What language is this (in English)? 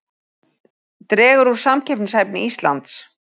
Icelandic